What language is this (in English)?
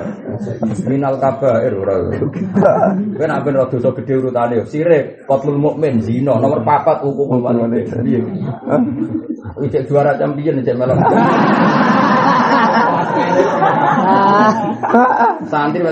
Malay